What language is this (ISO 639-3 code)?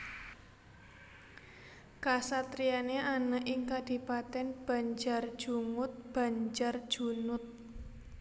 jav